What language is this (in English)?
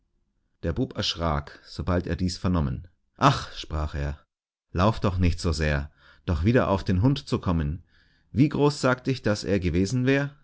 German